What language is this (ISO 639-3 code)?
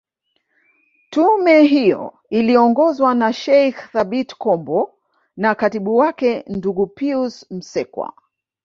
swa